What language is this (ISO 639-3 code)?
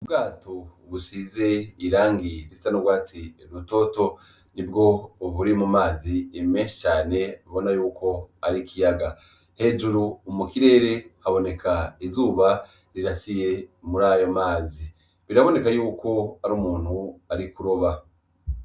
run